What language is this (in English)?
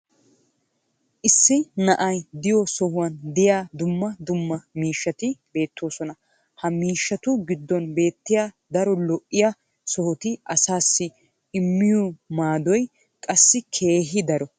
Wolaytta